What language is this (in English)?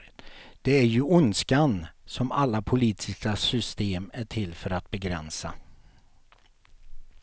Swedish